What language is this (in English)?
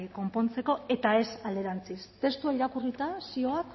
Basque